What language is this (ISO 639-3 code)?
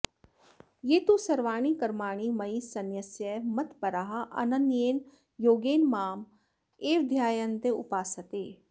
san